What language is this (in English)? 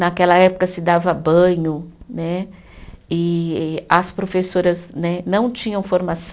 Portuguese